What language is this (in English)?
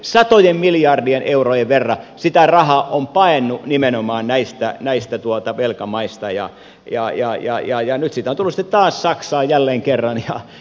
Finnish